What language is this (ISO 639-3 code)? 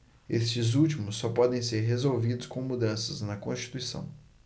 por